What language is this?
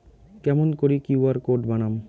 Bangla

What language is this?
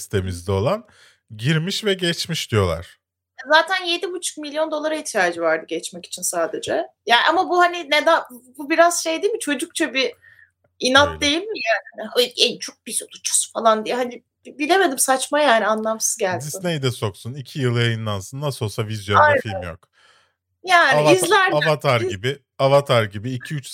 Turkish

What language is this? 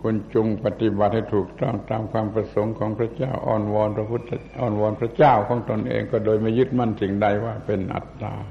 Thai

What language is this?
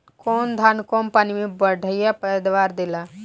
Bhojpuri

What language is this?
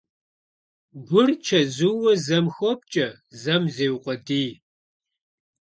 Kabardian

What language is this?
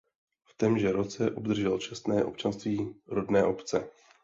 Czech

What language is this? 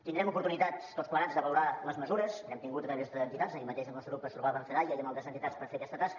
Catalan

